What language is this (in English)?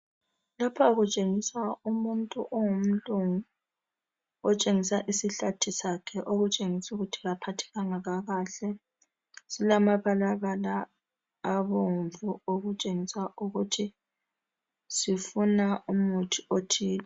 North Ndebele